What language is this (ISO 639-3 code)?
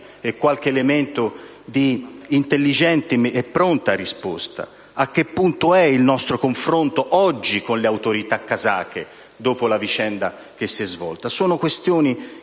ita